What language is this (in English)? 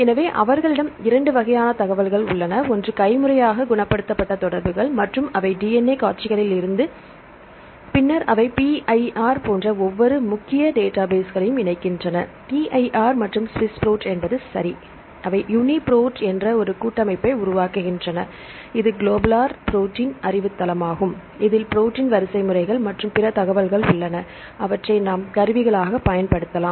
Tamil